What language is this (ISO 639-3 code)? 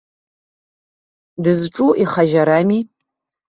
abk